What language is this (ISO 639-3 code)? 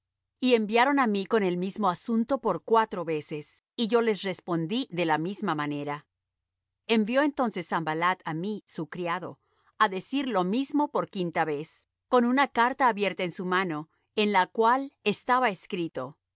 spa